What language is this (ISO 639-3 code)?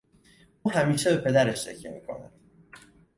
fas